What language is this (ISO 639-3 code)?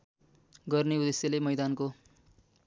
nep